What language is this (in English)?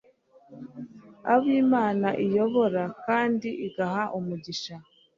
Kinyarwanda